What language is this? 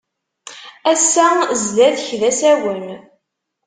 Kabyle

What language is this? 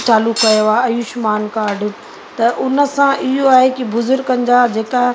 Sindhi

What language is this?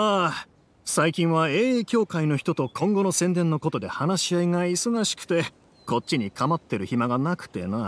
Japanese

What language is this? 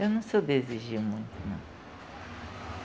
Portuguese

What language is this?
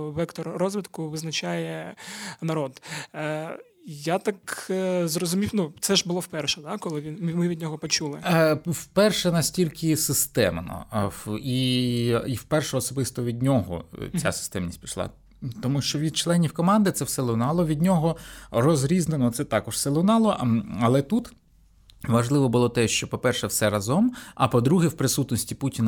Ukrainian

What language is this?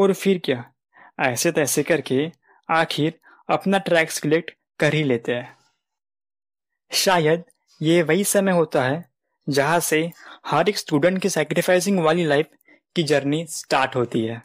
Hindi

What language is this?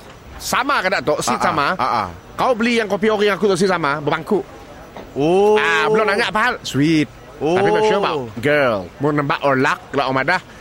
Malay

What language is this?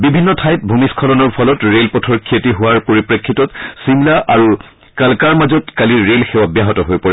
Assamese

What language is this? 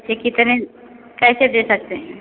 Hindi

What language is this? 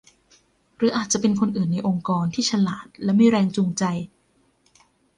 Thai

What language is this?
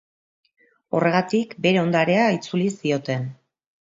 Basque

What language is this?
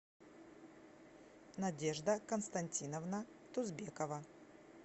Russian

